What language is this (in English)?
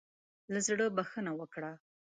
Pashto